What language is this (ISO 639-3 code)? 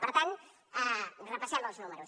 cat